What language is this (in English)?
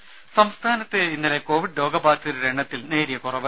Malayalam